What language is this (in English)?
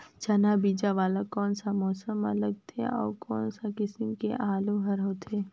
Chhattisgarhi